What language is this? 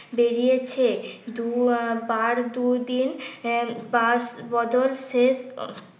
Bangla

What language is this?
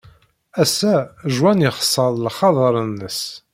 Kabyle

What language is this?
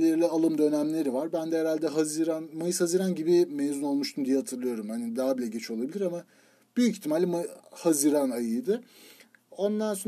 Turkish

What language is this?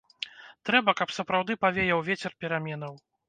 Belarusian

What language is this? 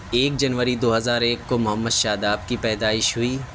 Urdu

